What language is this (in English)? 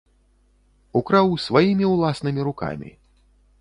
Belarusian